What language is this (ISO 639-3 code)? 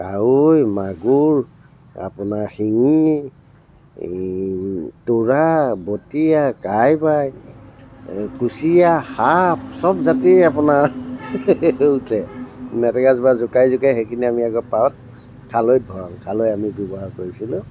asm